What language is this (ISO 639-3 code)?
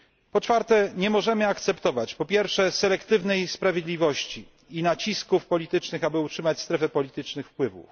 pol